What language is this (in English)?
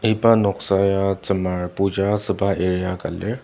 Ao Naga